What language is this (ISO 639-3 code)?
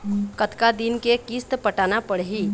hne